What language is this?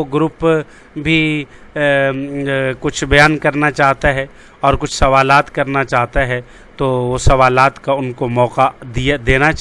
Urdu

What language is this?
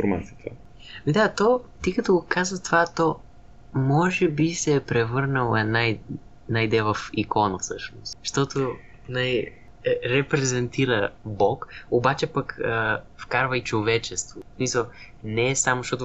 Bulgarian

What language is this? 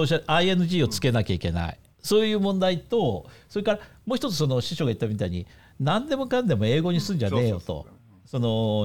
Japanese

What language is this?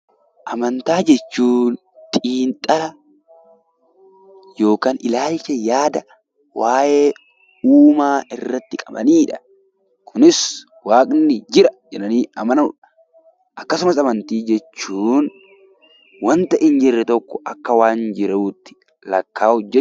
Oromo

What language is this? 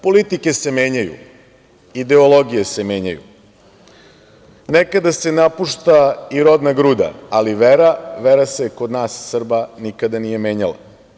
Serbian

